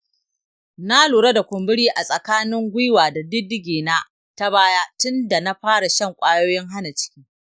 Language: Hausa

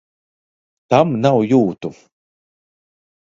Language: Latvian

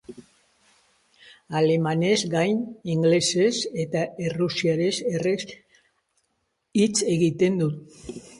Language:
Basque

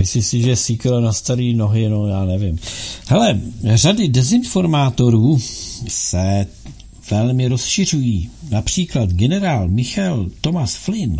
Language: Czech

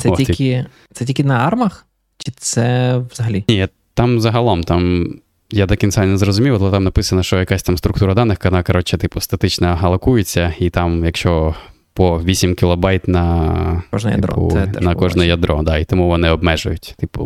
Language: Ukrainian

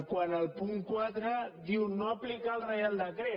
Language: Catalan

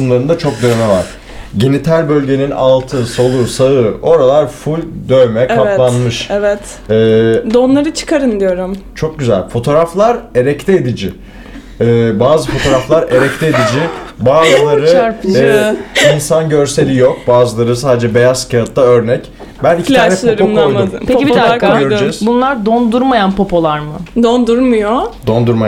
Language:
Turkish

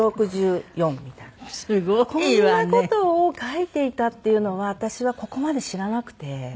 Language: Japanese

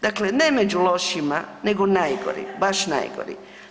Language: Croatian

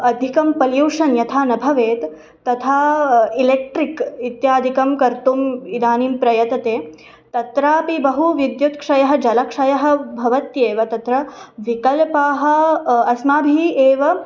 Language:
Sanskrit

